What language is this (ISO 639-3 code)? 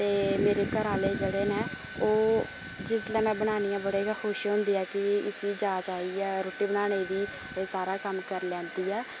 doi